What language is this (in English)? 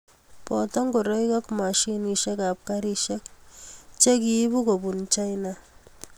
Kalenjin